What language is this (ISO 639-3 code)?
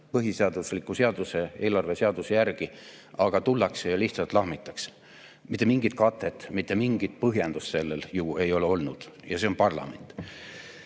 est